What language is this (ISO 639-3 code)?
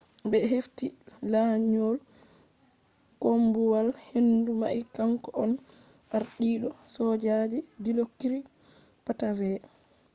ful